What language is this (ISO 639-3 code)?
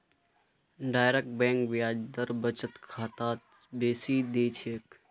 mag